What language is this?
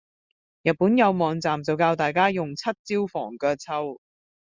Cantonese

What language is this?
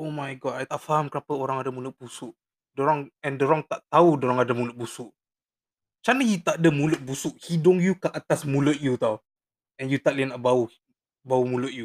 Malay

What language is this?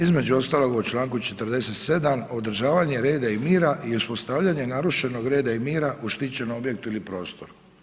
Croatian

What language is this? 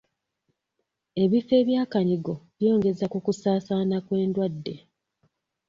Ganda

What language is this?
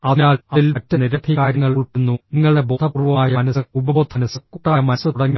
Malayalam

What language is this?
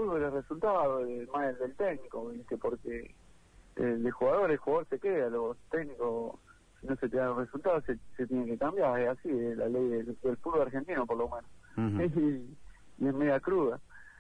Spanish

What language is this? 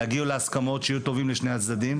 Hebrew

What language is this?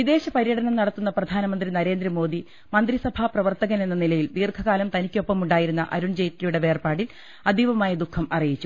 Malayalam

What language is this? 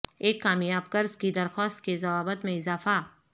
Urdu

